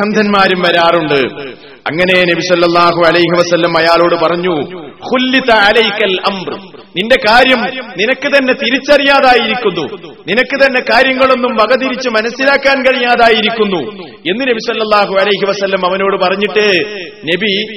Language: Malayalam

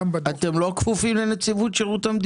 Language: Hebrew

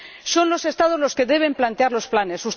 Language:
Spanish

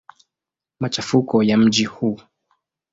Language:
Swahili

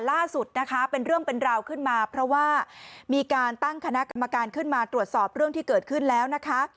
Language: Thai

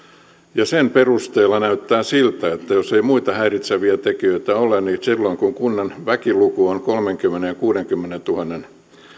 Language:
Finnish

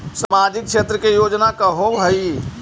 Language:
Magahi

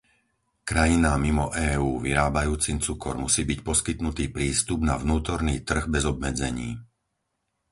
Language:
Slovak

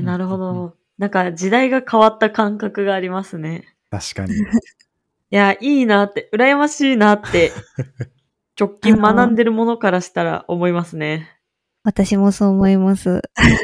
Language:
Japanese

